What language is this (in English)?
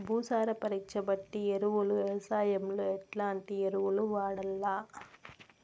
Telugu